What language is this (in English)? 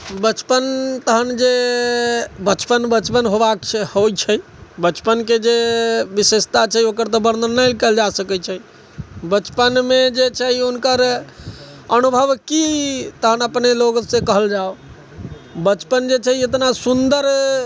Maithili